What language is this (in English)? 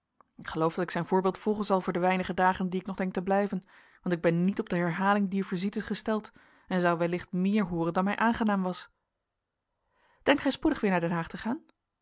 Dutch